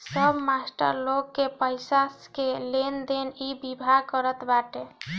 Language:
Bhojpuri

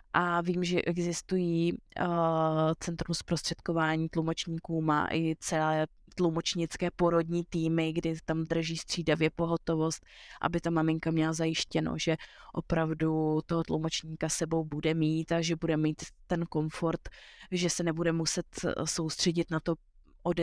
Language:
Czech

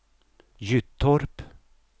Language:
Swedish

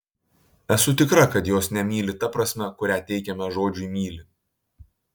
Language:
Lithuanian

